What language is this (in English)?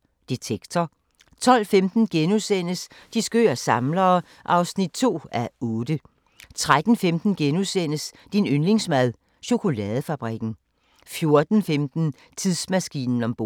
Danish